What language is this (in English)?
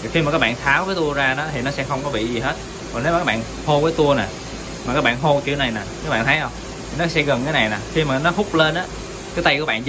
Vietnamese